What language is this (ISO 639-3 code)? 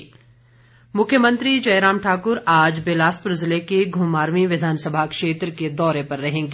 hin